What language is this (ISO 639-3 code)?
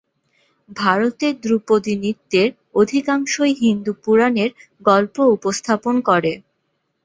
ben